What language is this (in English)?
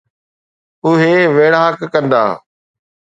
Sindhi